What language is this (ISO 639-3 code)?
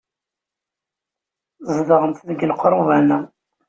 kab